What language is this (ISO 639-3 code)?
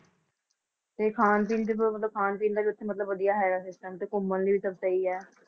pan